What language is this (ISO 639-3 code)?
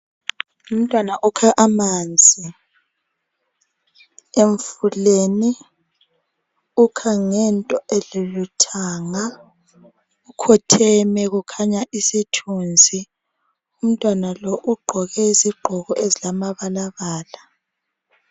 nde